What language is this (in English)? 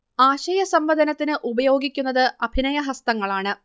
Malayalam